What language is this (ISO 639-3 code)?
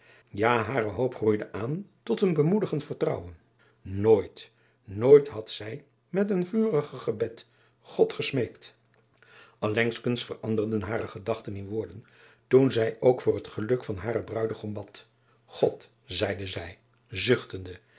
nld